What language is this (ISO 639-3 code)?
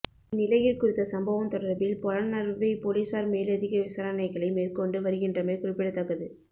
tam